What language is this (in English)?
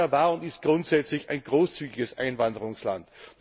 German